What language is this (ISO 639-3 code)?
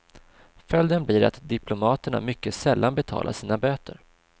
swe